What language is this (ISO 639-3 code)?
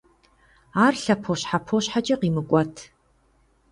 kbd